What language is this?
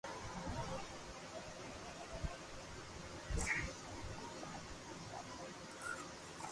Loarki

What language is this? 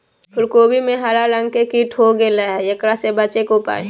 Magahi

